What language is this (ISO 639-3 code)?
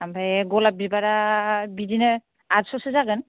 brx